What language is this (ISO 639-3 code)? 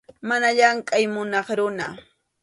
qxu